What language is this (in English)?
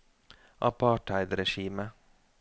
Norwegian